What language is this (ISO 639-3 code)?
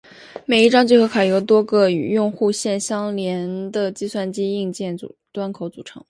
zho